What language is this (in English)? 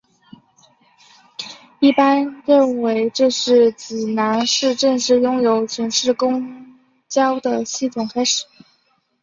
Chinese